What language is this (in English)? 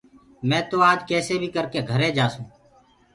Gurgula